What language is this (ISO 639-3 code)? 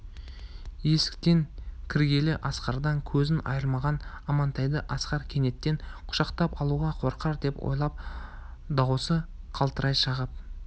kaz